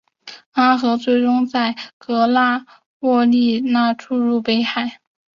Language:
Chinese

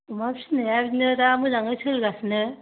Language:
Bodo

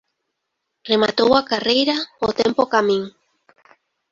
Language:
Galician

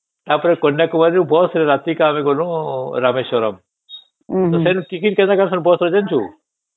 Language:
Odia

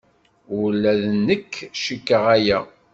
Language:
Kabyle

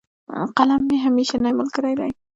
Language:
Pashto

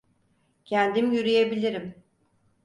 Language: Turkish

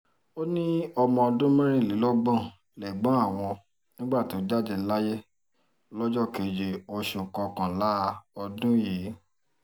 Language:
Yoruba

